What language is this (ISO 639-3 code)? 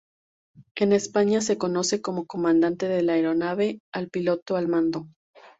spa